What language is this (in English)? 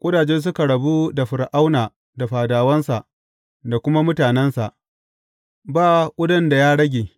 Hausa